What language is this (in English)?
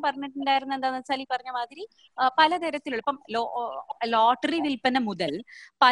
Malayalam